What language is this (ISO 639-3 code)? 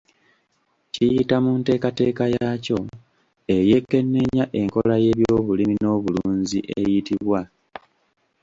lug